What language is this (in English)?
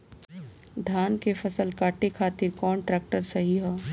Bhojpuri